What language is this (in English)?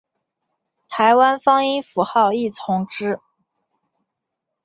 Chinese